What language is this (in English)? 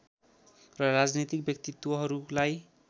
Nepali